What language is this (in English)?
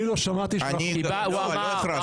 Hebrew